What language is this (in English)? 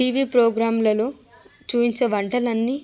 Telugu